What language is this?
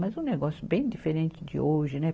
Portuguese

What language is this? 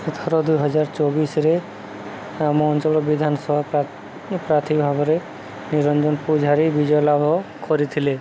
Odia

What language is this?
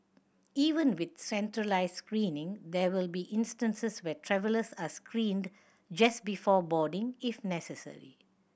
English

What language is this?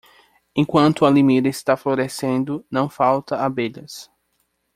Portuguese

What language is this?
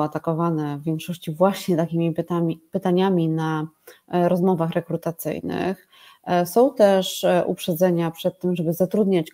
Polish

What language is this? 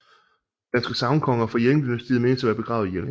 Danish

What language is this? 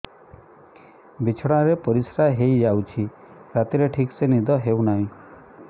Odia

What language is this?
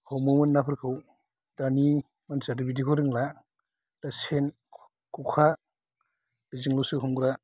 Bodo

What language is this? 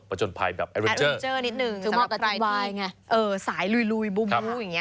Thai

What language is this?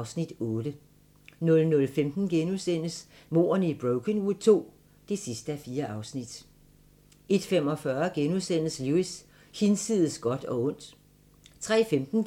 Danish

